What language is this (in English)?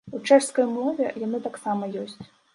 Belarusian